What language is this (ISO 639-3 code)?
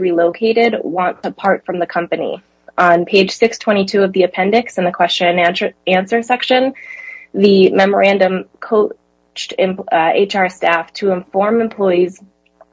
eng